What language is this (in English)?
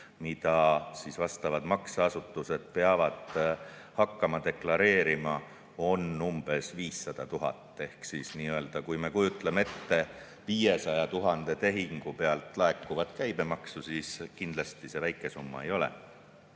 Estonian